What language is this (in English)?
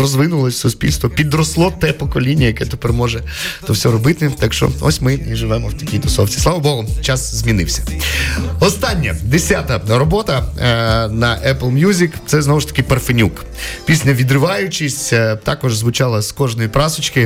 Ukrainian